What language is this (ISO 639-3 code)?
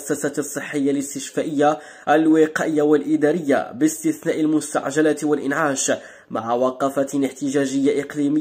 ara